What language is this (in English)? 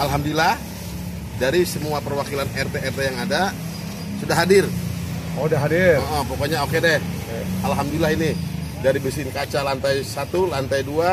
Indonesian